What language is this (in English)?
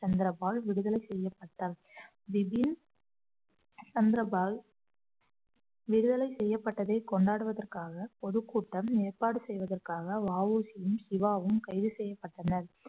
Tamil